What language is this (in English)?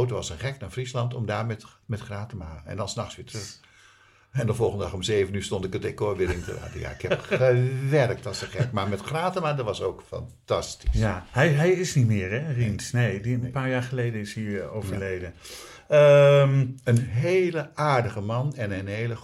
Dutch